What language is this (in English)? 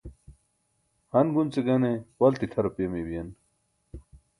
Burushaski